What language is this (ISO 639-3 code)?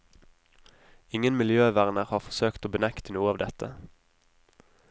nor